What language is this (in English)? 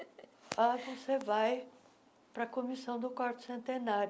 Portuguese